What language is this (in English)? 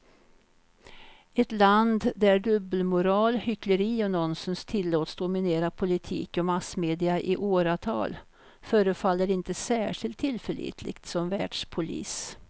Swedish